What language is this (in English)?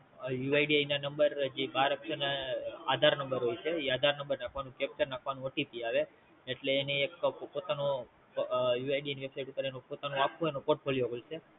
Gujarati